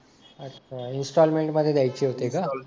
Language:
Marathi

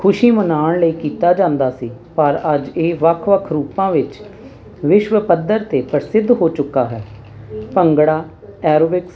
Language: Punjabi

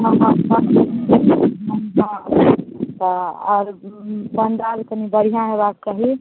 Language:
Maithili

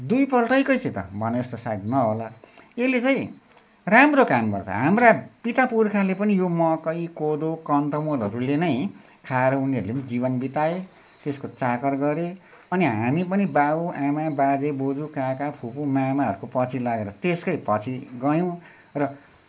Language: Nepali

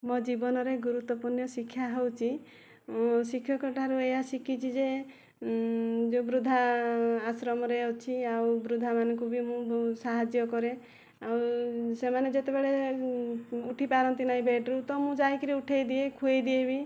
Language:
Odia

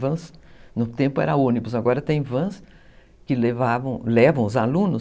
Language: Portuguese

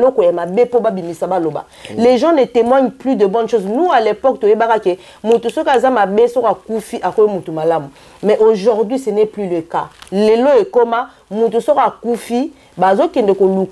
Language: French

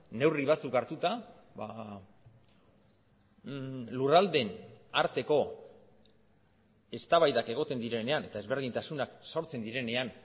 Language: Basque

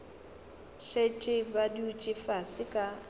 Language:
Northern Sotho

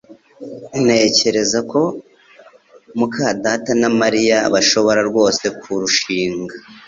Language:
Kinyarwanda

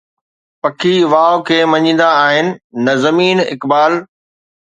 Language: Sindhi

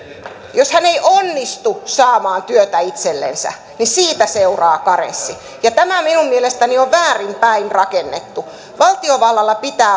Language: Finnish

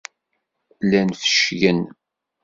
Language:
Kabyle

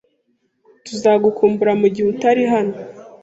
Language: Kinyarwanda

